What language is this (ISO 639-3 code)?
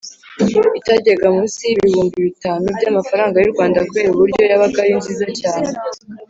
kin